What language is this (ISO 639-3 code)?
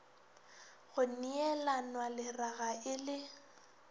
nso